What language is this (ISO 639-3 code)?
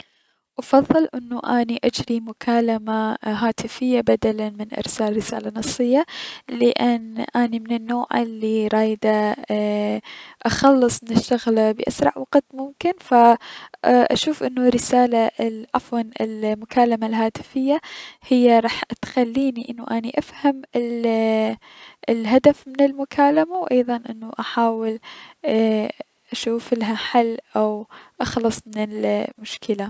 acm